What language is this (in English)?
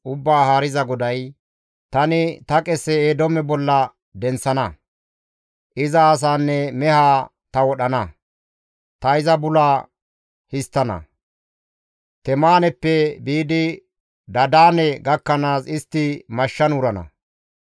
Gamo